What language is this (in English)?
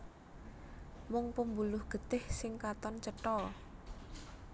Javanese